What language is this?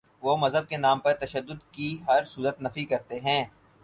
Urdu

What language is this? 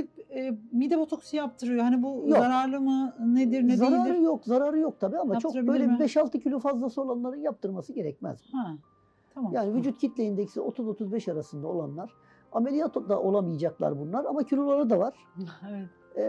Turkish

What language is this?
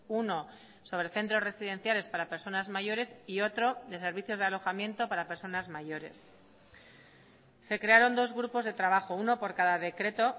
Spanish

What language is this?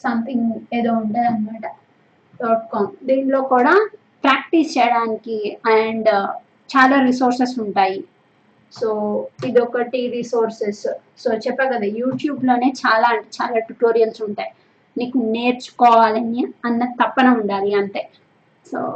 Telugu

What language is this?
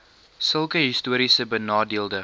Afrikaans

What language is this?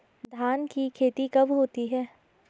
Hindi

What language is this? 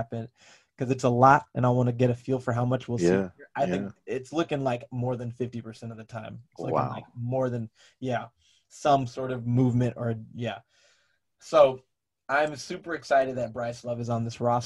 English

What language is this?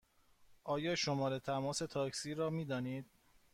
Persian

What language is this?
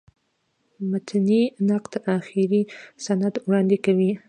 Pashto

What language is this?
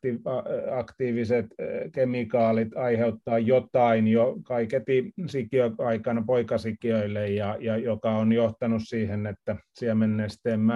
Finnish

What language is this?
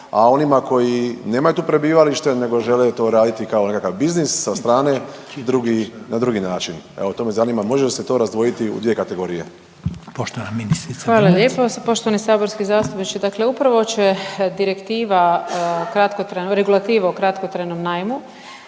Croatian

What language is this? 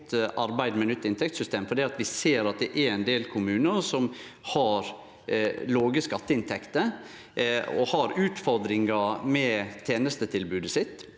Norwegian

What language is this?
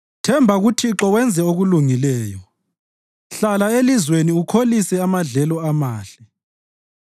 North Ndebele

